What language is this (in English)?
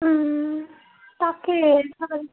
Assamese